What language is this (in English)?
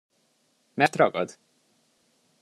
Hungarian